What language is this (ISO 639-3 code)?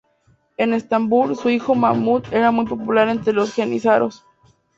spa